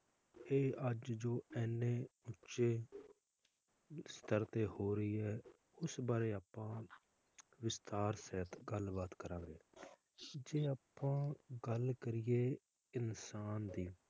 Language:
Punjabi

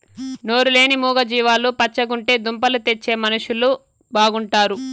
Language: Telugu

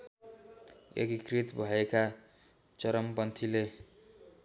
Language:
Nepali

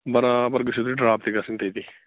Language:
Kashmiri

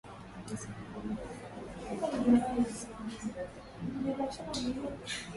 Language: Swahili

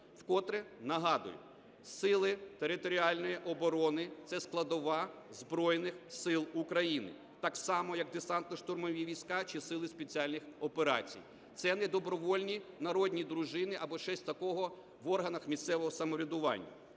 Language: Ukrainian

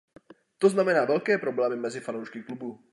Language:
Czech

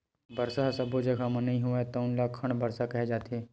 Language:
Chhattisgarhi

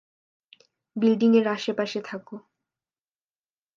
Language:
Bangla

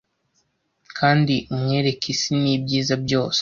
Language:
Kinyarwanda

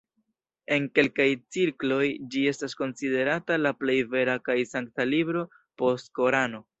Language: Esperanto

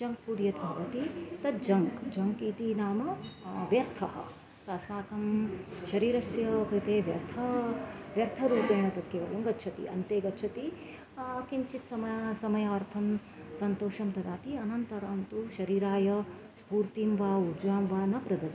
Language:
Sanskrit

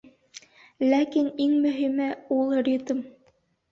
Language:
Bashkir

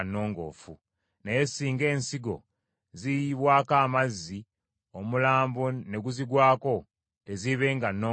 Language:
Ganda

